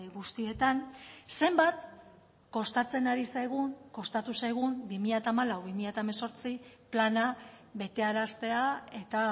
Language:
Basque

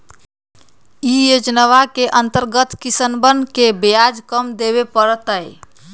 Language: Magahi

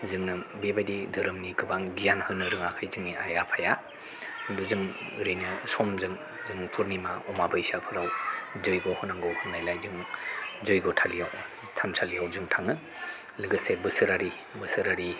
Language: Bodo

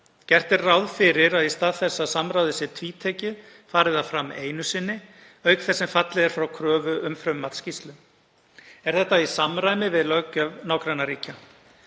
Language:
Icelandic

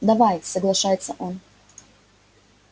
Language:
Russian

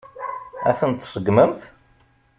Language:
Kabyle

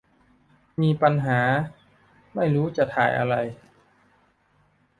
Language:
Thai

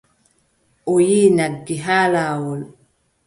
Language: Adamawa Fulfulde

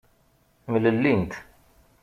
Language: Kabyle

